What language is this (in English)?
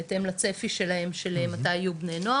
Hebrew